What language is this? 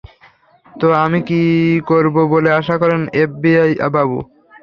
Bangla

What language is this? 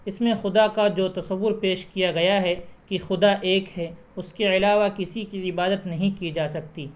Urdu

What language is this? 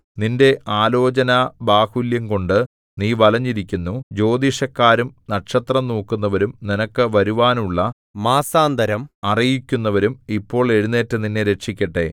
Malayalam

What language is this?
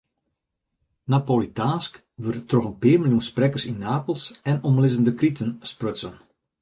Western Frisian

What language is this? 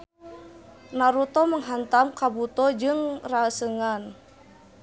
Sundanese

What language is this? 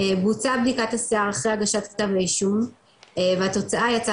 Hebrew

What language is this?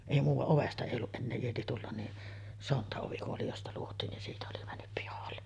Finnish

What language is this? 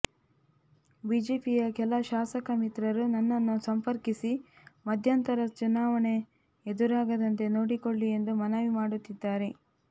Kannada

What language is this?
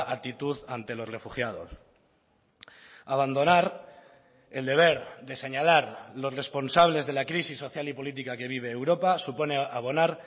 Spanish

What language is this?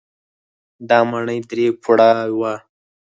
Pashto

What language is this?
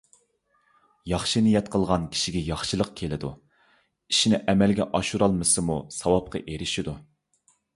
Uyghur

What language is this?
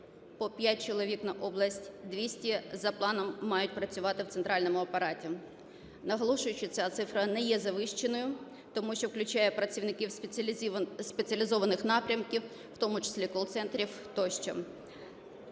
Ukrainian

